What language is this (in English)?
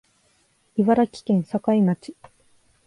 Japanese